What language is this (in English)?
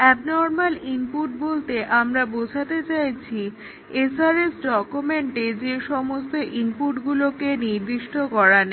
Bangla